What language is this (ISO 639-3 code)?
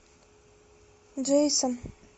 rus